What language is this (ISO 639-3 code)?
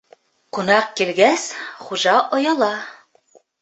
bak